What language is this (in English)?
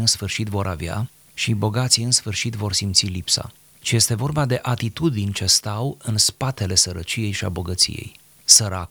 Romanian